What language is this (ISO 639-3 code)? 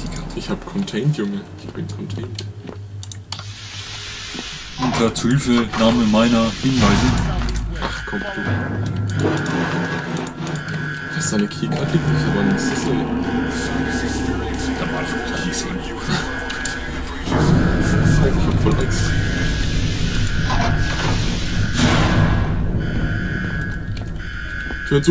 deu